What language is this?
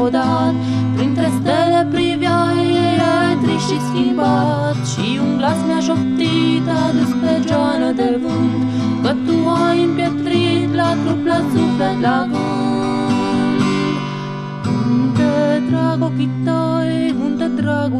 Romanian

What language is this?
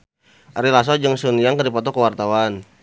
Sundanese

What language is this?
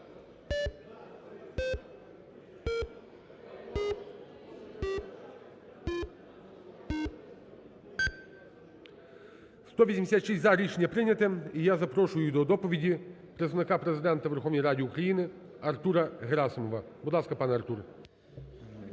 Ukrainian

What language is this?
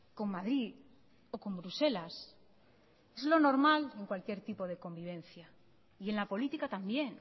Spanish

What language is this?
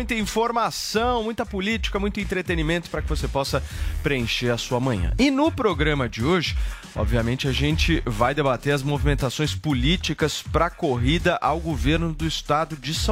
Portuguese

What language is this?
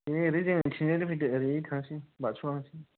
Bodo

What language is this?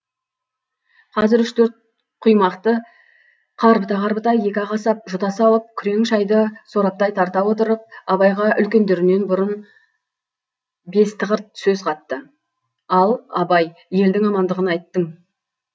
Kazakh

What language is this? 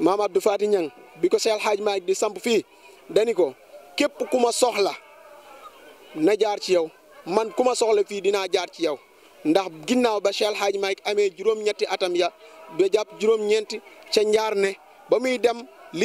Arabic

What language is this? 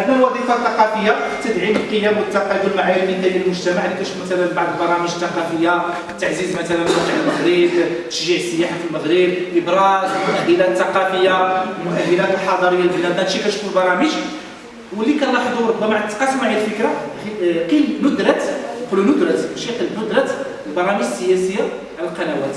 Arabic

